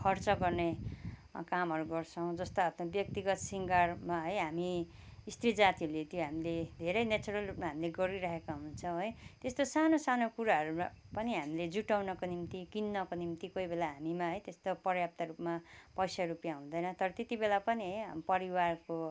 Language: Nepali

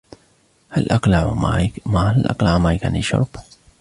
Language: Arabic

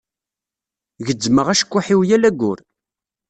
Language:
Kabyle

